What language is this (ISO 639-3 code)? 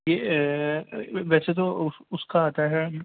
urd